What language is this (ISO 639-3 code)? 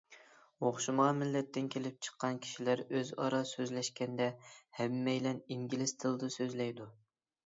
uig